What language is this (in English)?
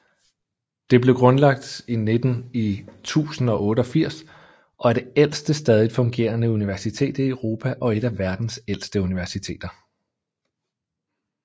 Danish